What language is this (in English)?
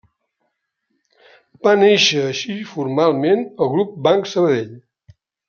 Catalan